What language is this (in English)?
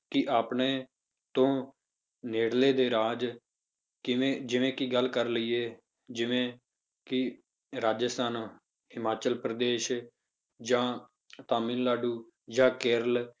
Punjabi